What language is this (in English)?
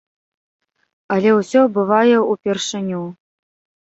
Belarusian